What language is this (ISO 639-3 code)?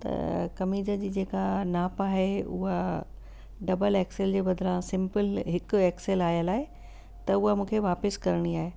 snd